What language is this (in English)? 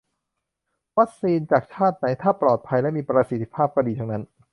Thai